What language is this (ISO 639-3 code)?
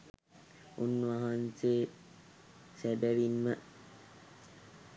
sin